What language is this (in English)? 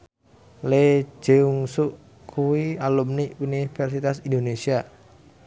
Javanese